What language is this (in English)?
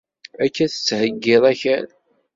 Kabyle